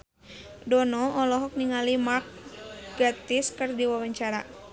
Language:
Sundanese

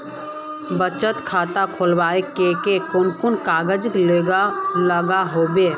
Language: Magahi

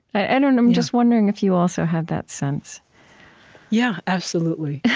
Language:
English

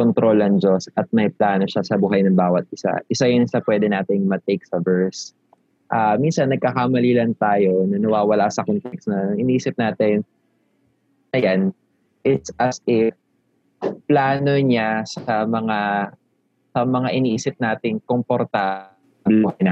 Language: Filipino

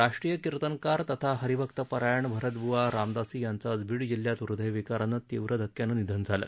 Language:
Marathi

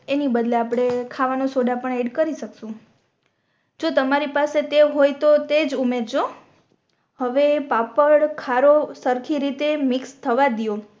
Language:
Gujarati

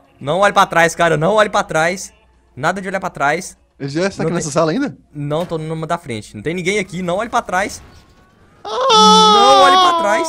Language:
Portuguese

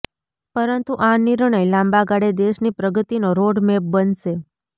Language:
Gujarati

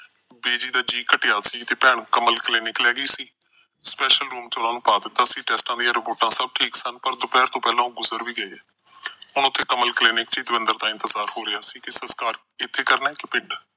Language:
Punjabi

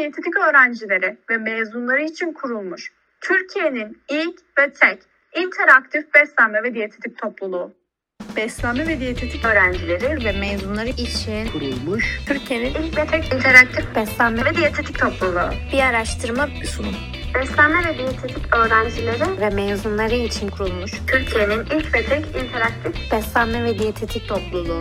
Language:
Turkish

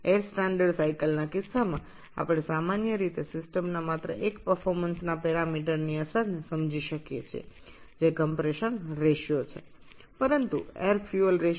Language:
Bangla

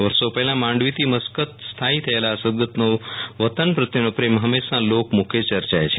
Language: Gujarati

